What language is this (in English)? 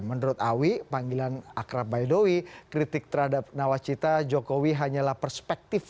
Indonesian